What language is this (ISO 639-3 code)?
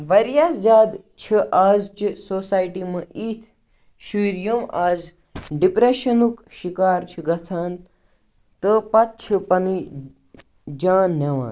kas